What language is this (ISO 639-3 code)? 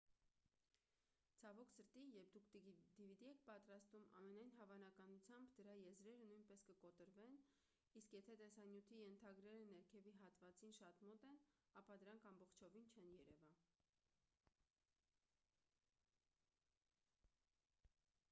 hye